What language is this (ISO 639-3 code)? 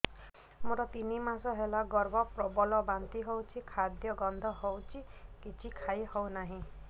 ori